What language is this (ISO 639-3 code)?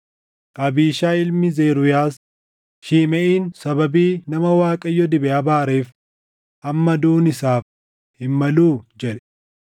orm